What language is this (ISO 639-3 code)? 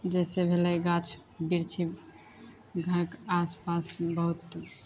mai